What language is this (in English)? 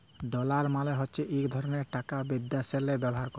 Bangla